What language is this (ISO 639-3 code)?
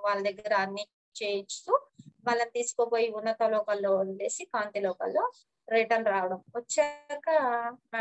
ron